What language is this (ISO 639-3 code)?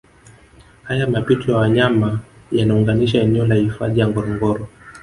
swa